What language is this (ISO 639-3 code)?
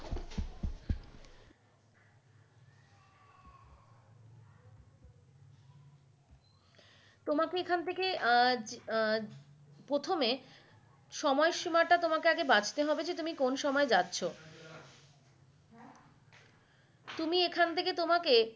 ben